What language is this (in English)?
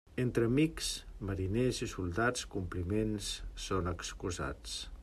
Catalan